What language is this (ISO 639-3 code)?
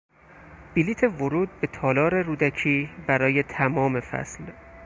fas